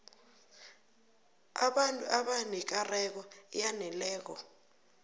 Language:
South Ndebele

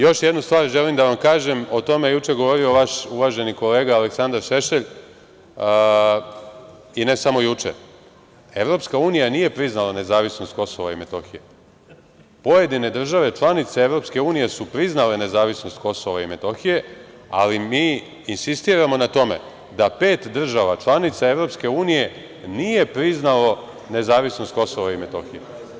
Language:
Serbian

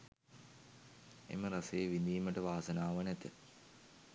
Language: Sinhala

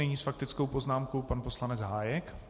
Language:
Czech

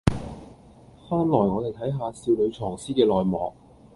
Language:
Cantonese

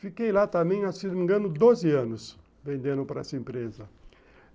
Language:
Portuguese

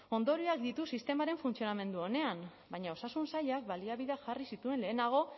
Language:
Basque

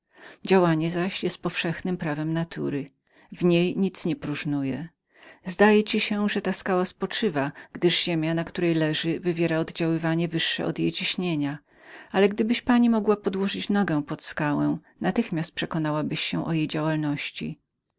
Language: Polish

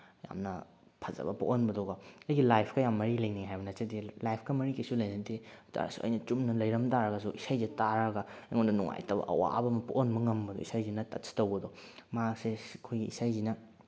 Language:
Manipuri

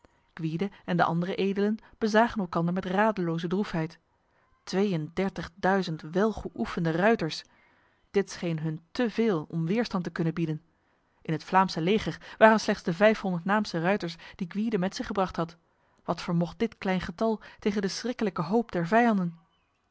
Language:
Dutch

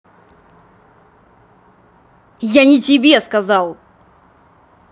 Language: Russian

